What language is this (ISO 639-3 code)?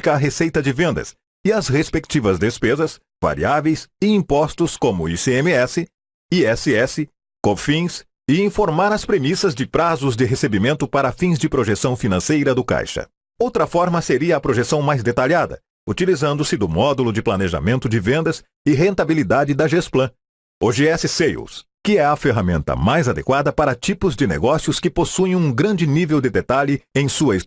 por